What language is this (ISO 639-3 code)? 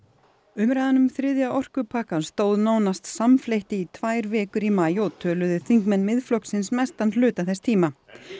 isl